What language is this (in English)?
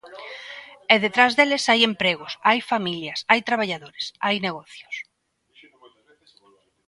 Galician